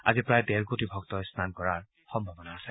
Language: Assamese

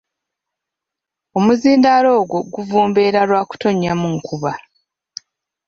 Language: Ganda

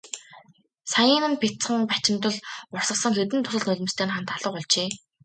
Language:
Mongolian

